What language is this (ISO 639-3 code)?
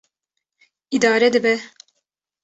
kur